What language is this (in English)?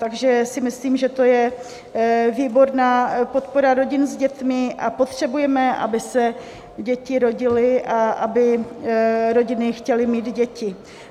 Czech